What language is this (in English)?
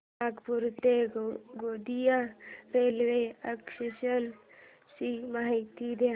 Marathi